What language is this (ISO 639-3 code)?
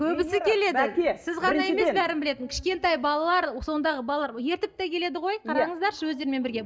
kaz